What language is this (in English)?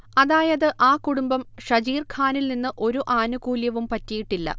Malayalam